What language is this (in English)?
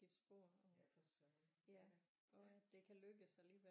Danish